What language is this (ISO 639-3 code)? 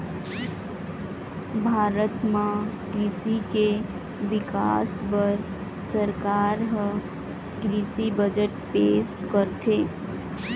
hne